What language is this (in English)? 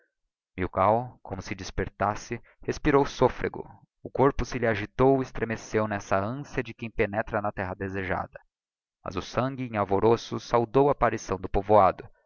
Portuguese